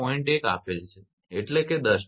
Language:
Gujarati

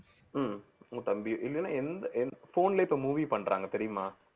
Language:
Tamil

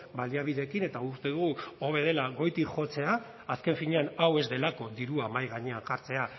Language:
Basque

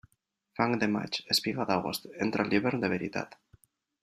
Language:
Catalan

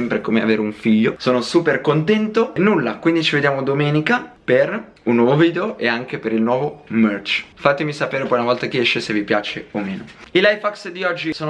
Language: Italian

